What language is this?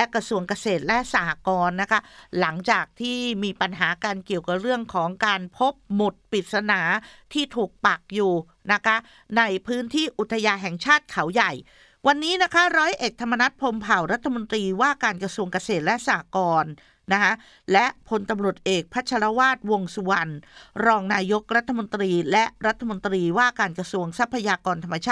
Thai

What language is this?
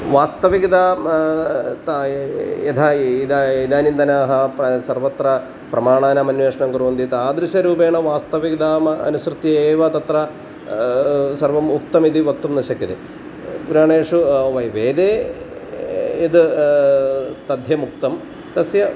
Sanskrit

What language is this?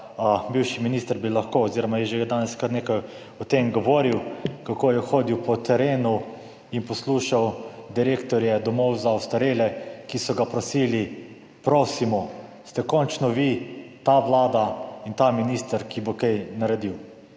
Slovenian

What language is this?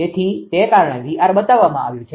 Gujarati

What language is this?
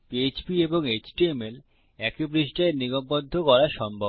Bangla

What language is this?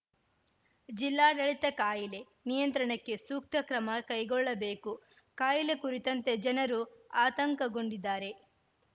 Kannada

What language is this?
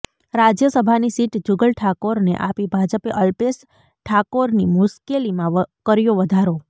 Gujarati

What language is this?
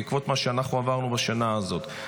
Hebrew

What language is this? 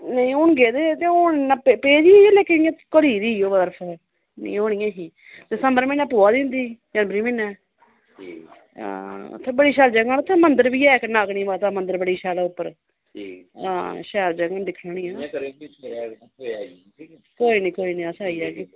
Dogri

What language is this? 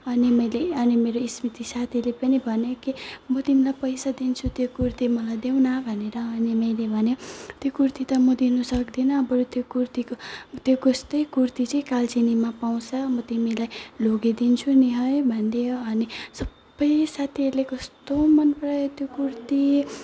Nepali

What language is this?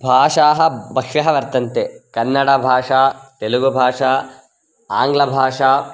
Sanskrit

